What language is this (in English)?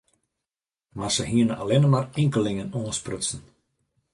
Western Frisian